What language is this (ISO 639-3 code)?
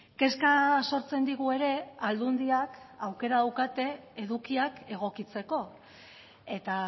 eus